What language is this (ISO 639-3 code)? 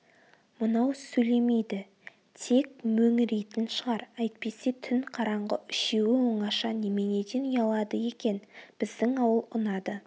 kaz